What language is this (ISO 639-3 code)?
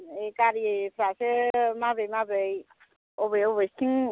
brx